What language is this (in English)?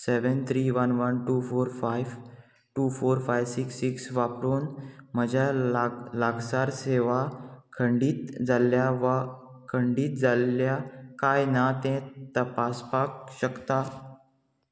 Konkani